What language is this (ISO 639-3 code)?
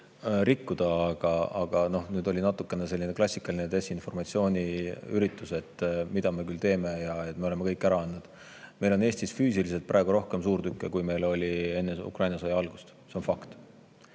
est